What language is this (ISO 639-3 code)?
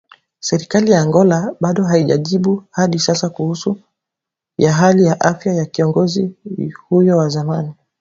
swa